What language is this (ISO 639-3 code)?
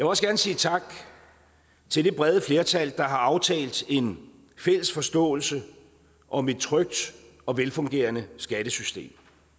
dan